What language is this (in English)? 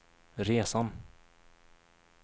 Swedish